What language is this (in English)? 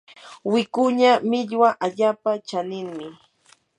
Yanahuanca Pasco Quechua